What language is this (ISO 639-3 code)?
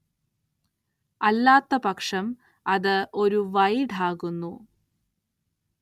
mal